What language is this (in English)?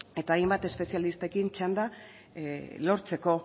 Basque